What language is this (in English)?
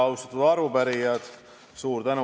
Estonian